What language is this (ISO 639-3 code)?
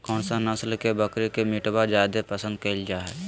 mag